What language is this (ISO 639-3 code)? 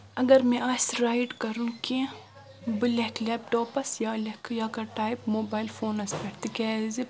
kas